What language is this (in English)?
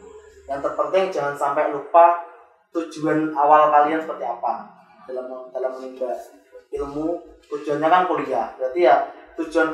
Indonesian